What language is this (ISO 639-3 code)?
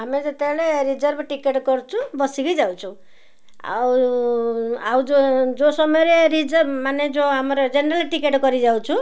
ori